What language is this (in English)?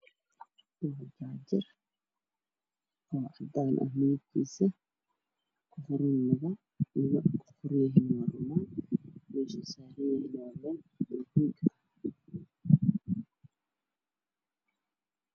Somali